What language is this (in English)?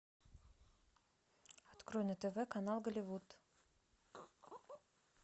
Russian